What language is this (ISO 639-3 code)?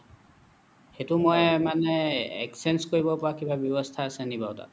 asm